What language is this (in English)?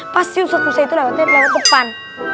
Indonesian